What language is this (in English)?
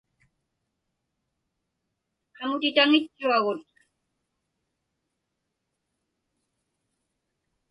Inupiaq